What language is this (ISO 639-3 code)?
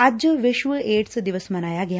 pan